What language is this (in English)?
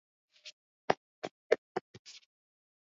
Swahili